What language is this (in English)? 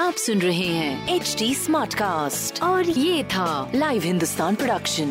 Hindi